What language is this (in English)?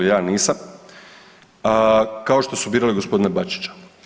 Croatian